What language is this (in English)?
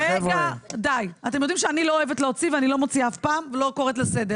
Hebrew